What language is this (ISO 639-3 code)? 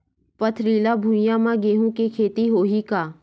hne